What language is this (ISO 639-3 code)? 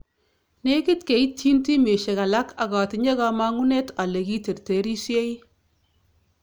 kln